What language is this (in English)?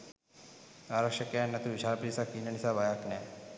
Sinhala